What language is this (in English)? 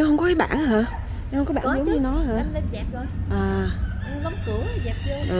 Vietnamese